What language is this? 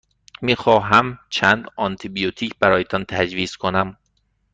Persian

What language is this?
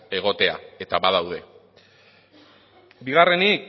Basque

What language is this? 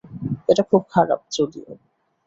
Bangla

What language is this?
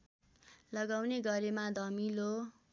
Nepali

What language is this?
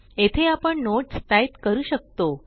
Marathi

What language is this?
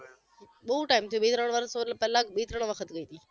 Gujarati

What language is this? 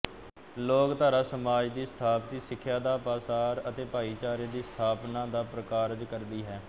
Punjabi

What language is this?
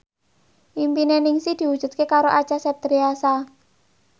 Javanese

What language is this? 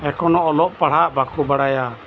Santali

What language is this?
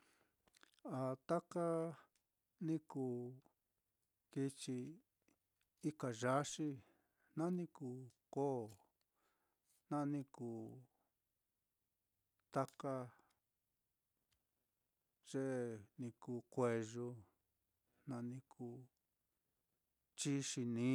Mitlatongo Mixtec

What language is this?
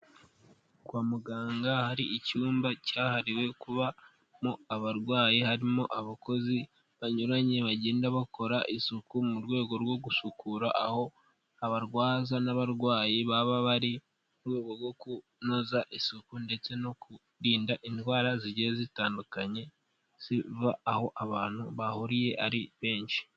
Kinyarwanda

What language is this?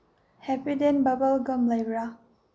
Manipuri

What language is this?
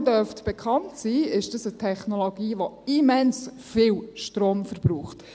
Swiss German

